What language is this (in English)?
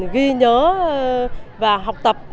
Vietnamese